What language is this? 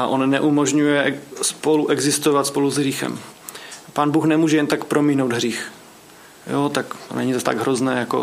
Czech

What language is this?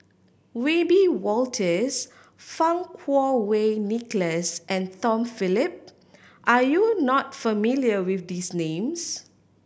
English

